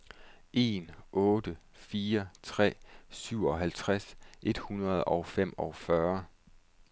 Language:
Danish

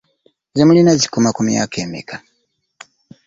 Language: Ganda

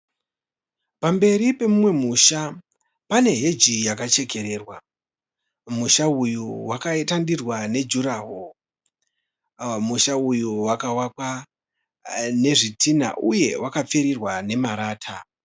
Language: Shona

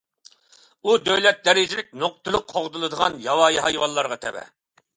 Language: Uyghur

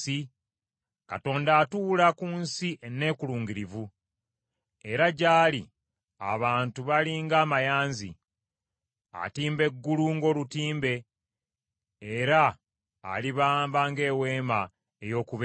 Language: Ganda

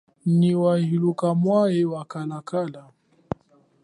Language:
Chokwe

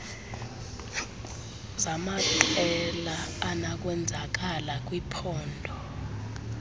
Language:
Xhosa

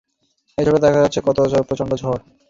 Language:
Bangla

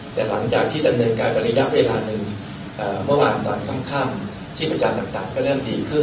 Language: Thai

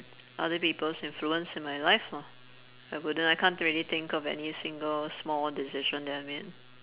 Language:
English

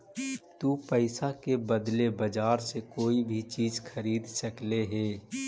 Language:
Magahi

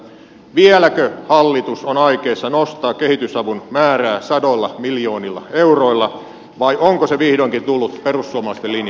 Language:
Finnish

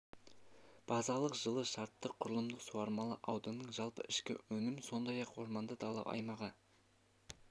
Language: Kazakh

